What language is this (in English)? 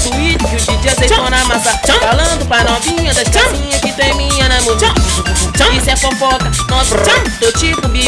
Indonesian